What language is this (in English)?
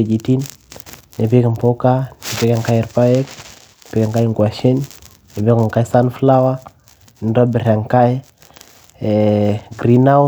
Masai